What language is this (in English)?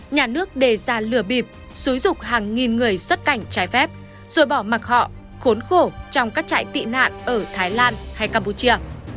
Vietnamese